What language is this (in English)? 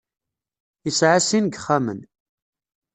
Kabyle